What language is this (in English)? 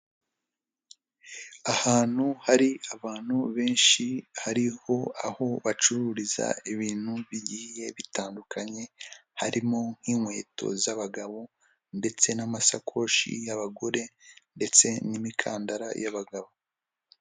Kinyarwanda